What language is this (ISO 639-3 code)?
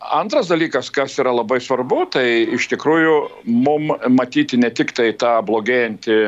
lit